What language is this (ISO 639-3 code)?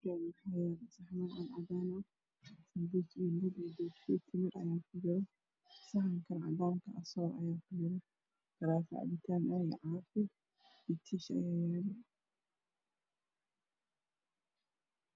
som